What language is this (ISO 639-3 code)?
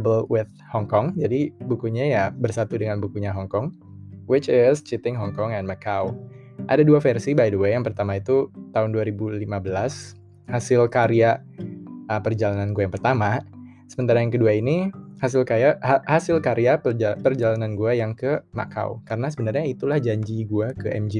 ind